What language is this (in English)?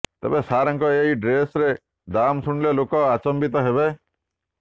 Odia